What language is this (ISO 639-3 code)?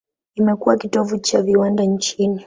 swa